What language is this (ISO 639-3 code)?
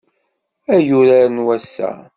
kab